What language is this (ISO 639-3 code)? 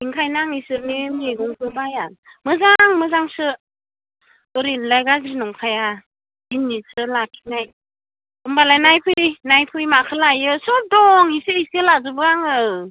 brx